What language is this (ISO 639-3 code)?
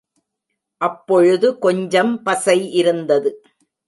tam